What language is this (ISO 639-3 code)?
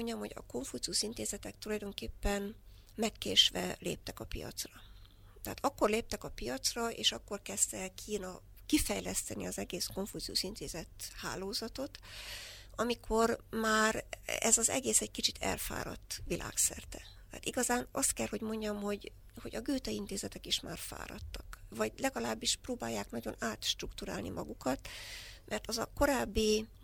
hun